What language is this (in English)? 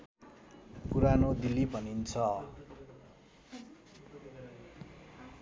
Nepali